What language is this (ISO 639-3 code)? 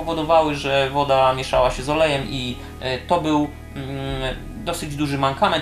pol